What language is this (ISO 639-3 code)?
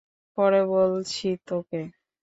ben